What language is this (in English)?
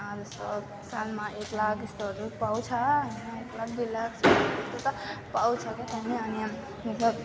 Nepali